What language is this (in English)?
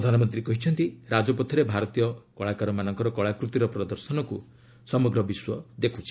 Odia